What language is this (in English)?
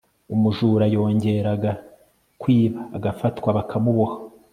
Kinyarwanda